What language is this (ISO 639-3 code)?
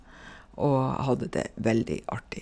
nor